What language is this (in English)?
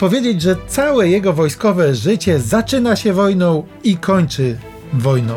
Polish